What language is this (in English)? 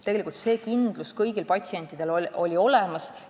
Estonian